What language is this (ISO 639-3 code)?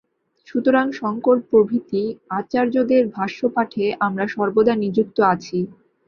ben